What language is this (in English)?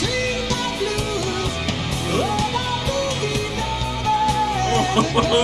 English